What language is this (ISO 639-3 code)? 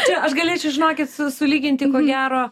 lit